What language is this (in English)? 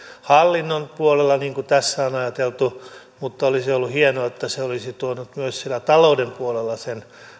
Finnish